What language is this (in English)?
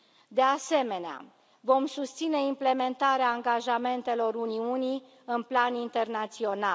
Romanian